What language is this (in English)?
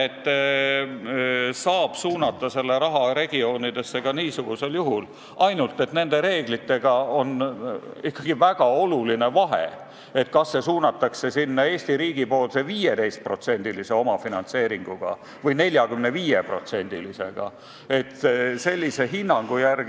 Estonian